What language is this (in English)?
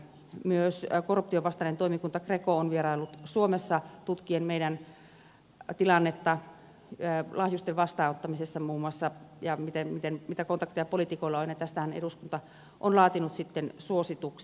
Finnish